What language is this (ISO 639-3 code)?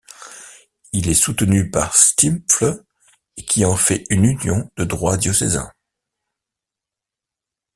fra